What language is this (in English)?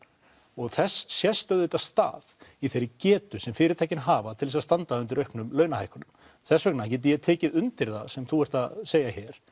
Icelandic